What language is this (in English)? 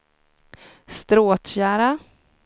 Swedish